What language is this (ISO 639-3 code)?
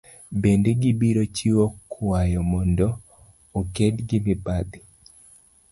luo